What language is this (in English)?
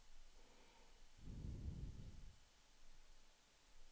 Swedish